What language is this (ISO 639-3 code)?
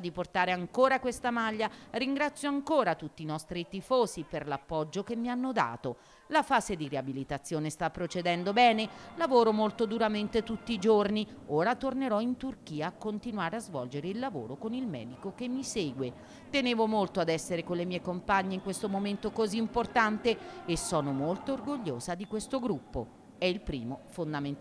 ita